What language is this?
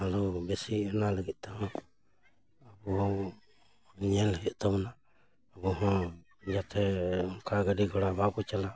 Santali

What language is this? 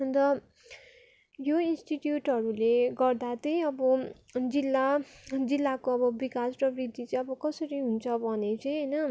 Nepali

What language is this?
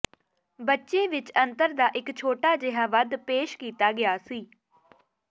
Punjabi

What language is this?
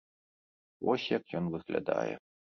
Belarusian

